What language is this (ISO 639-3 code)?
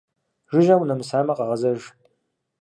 kbd